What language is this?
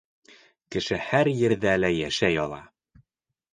Bashkir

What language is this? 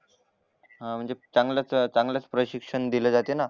Marathi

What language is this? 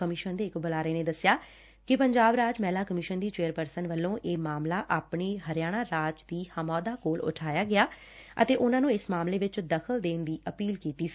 Punjabi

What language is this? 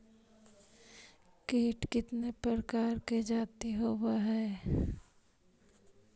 Magahi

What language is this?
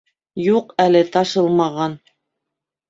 Bashkir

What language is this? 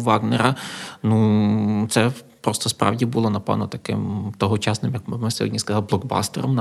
Ukrainian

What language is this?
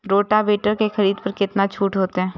Maithili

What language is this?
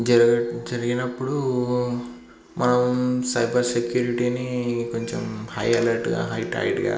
Telugu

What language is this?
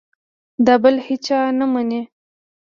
Pashto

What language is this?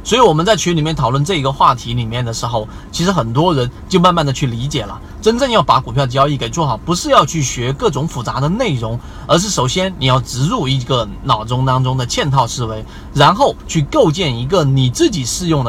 Chinese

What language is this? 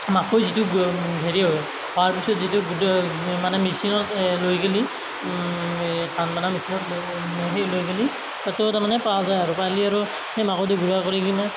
Assamese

